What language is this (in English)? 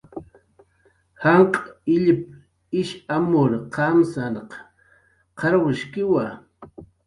Jaqaru